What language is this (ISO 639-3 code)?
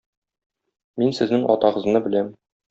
tat